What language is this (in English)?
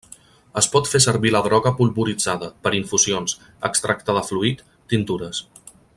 Catalan